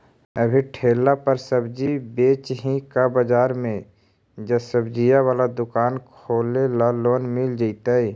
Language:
Magahi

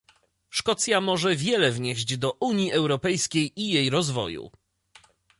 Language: Polish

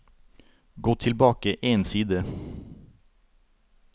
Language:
Norwegian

